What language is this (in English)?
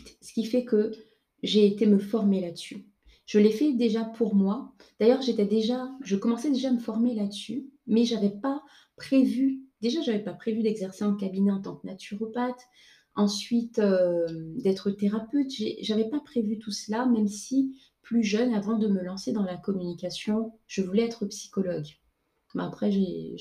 French